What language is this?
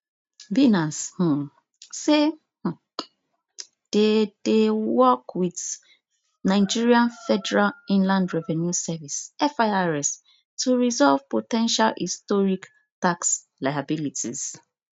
Nigerian Pidgin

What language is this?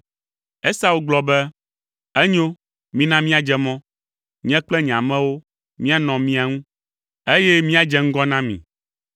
Ewe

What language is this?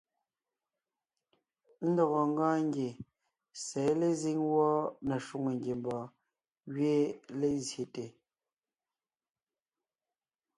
Ngiemboon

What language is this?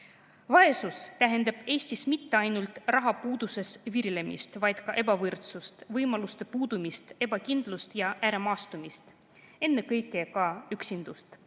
Estonian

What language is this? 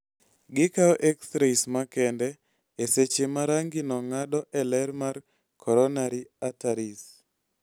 Luo (Kenya and Tanzania)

